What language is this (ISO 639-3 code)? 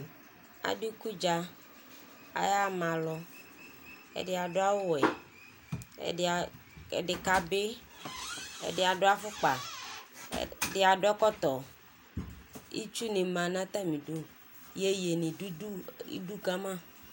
kpo